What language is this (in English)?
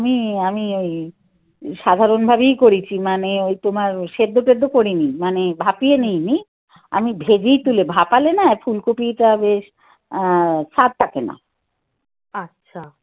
Bangla